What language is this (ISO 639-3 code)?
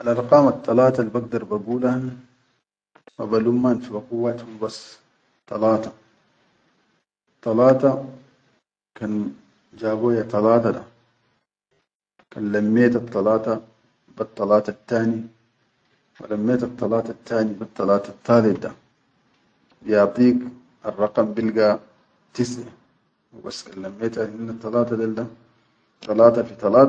shu